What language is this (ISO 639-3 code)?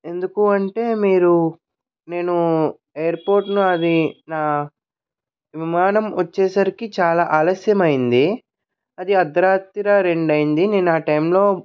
tel